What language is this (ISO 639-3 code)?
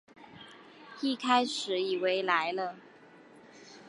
zho